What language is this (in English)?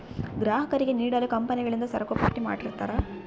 Kannada